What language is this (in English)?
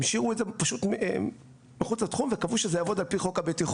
Hebrew